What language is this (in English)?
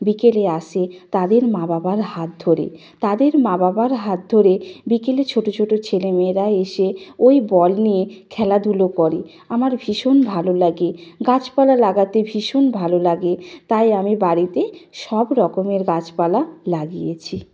Bangla